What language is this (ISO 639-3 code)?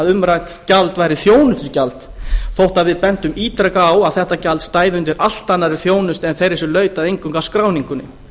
isl